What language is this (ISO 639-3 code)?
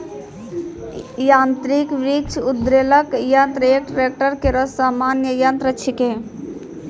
mai